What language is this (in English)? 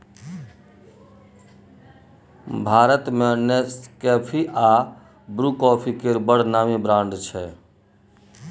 Maithili